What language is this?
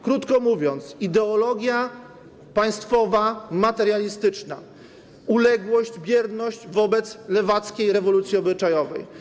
Polish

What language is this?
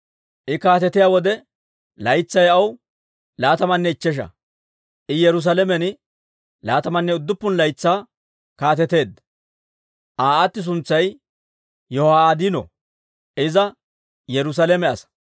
Dawro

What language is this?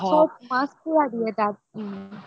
Assamese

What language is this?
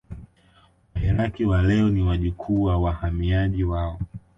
Swahili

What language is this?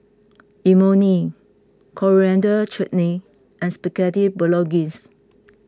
English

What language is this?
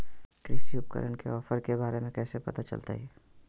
Magahi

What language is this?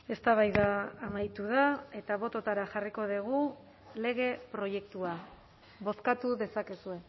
Basque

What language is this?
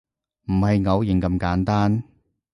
Cantonese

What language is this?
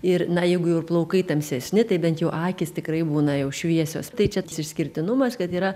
Lithuanian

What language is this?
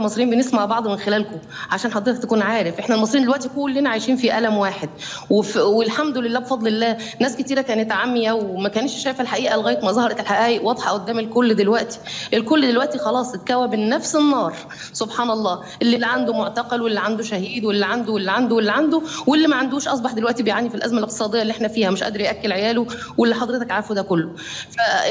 Arabic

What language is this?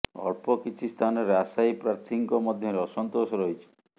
Odia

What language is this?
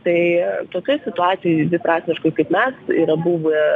Lithuanian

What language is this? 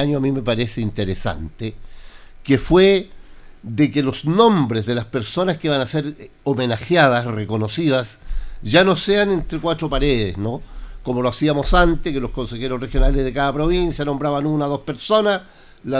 Spanish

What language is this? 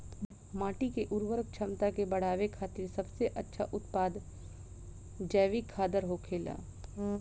Bhojpuri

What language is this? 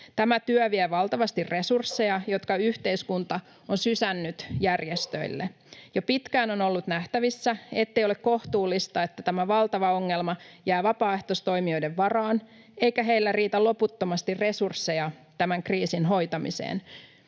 Finnish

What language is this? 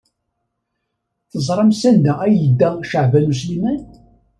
Kabyle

